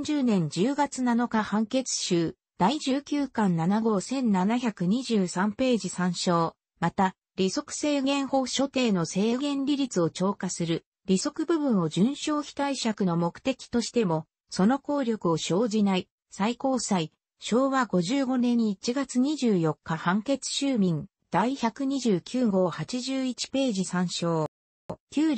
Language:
Japanese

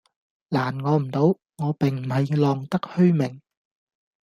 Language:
Cantonese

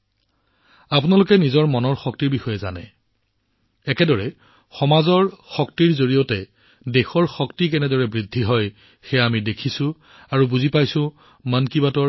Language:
Assamese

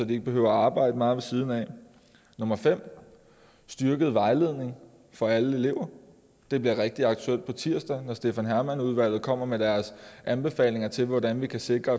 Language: Danish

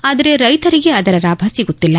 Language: Kannada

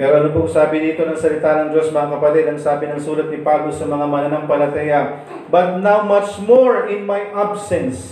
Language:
Filipino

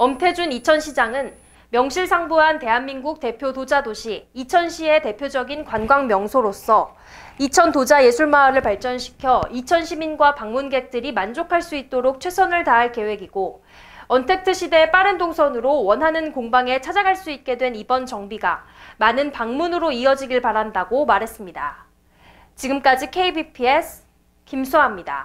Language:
Korean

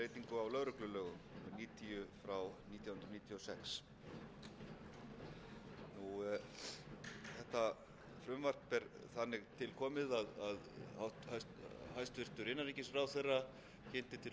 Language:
Icelandic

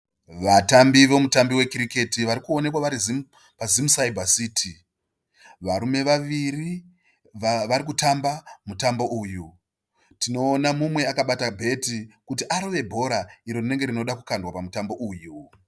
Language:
Shona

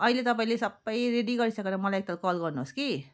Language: Nepali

